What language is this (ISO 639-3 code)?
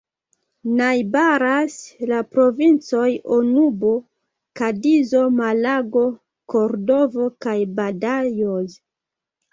epo